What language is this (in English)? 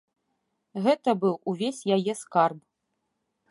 Belarusian